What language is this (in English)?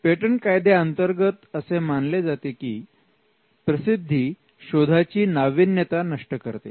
Marathi